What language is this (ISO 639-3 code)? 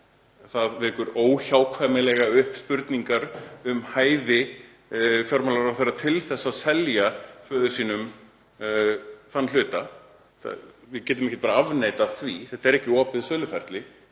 isl